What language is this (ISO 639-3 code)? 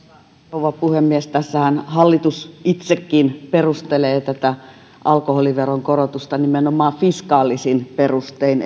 fin